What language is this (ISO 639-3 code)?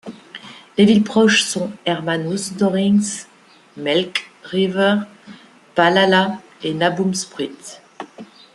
fra